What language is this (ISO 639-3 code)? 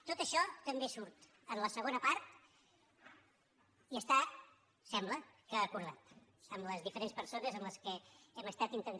cat